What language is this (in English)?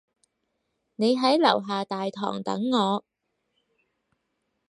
Cantonese